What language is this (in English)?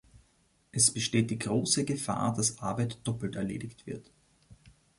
German